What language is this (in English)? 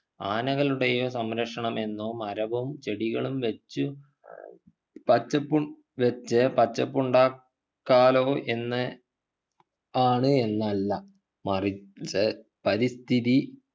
Malayalam